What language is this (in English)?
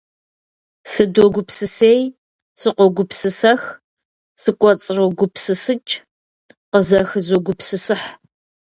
Kabardian